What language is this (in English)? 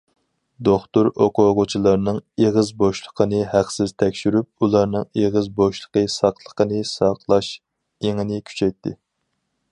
Uyghur